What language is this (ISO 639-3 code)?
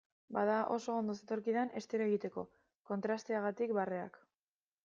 eus